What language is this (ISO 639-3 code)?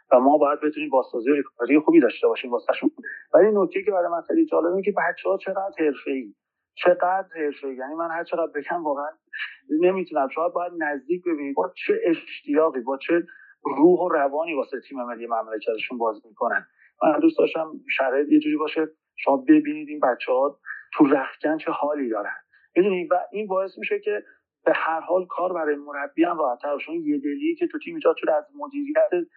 fas